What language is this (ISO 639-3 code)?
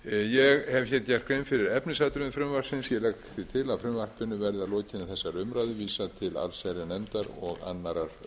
isl